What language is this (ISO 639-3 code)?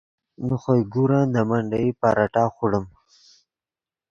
ydg